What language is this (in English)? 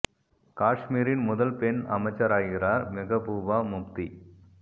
Tamil